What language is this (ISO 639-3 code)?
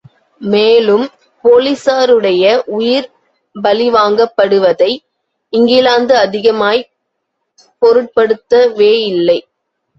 tam